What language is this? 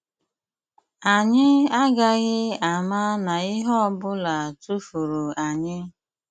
Igbo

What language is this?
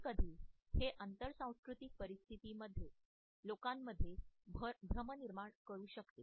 Marathi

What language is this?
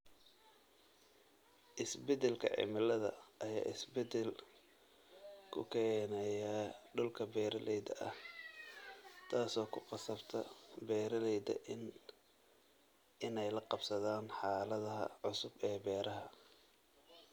Somali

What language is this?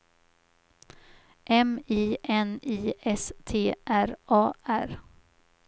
Swedish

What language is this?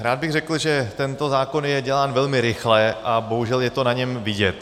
Czech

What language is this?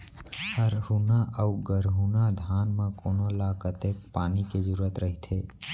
Chhattisgarhi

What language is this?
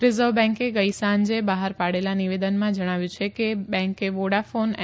Gujarati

